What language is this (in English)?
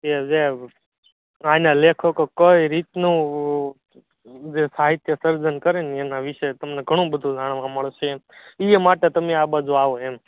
Gujarati